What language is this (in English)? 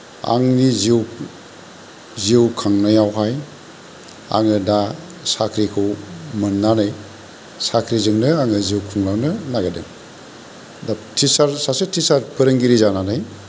Bodo